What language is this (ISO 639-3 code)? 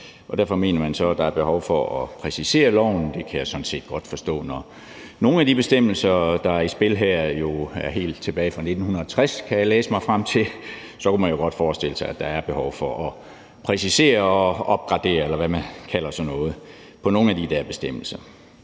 dan